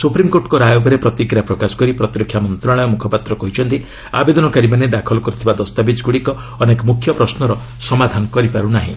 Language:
Odia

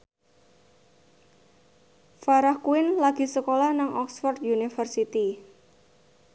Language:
Javanese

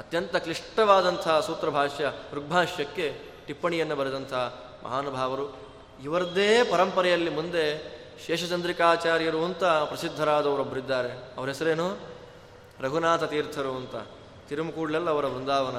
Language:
Kannada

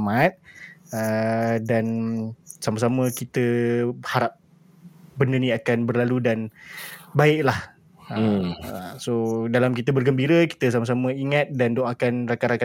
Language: Malay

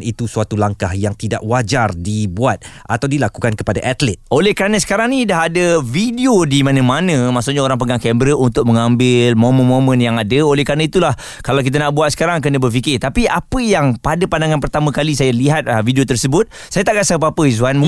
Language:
Malay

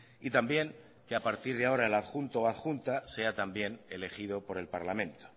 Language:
Spanish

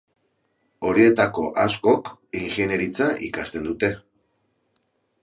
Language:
Basque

